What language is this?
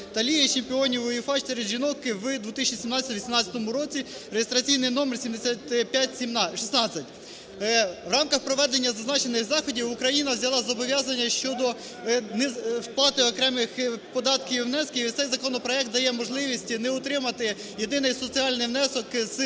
Ukrainian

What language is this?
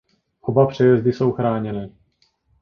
Czech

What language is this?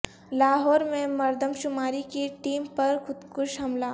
Urdu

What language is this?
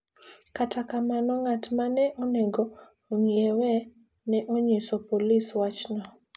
Luo (Kenya and Tanzania)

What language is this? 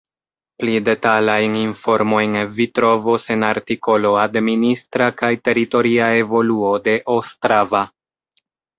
Esperanto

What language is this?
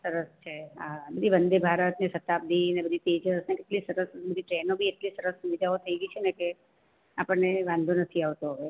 Gujarati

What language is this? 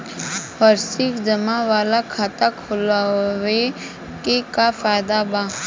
Bhojpuri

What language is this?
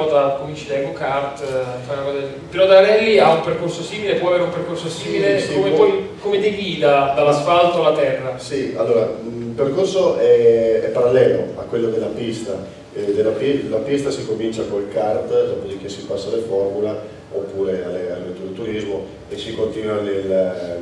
Italian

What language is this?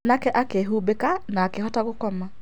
Kikuyu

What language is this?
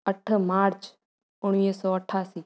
Sindhi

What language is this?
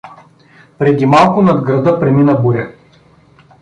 Bulgarian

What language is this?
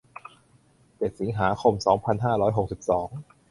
Thai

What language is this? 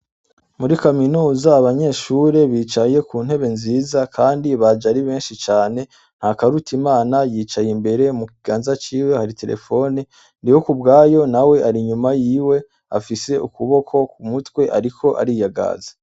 Rundi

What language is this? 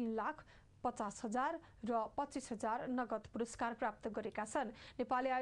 Hindi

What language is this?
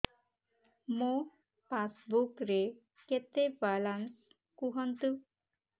Odia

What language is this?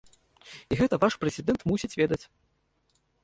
Belarusian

